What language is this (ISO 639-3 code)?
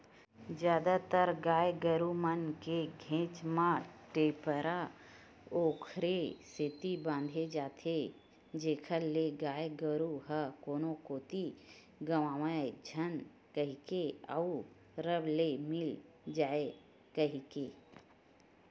hne